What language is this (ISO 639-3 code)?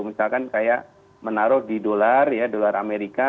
ind